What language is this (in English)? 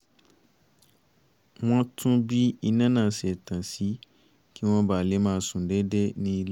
Yoruba